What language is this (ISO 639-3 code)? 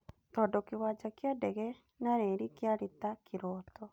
kik